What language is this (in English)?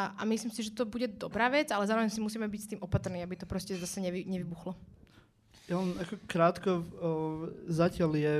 Slovak